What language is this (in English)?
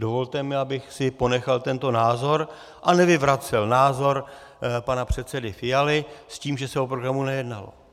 Czech